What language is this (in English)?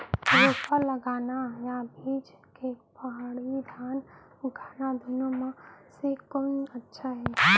Chhattisgarhi